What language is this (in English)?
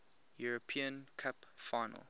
English